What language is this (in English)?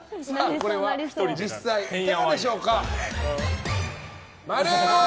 Japanese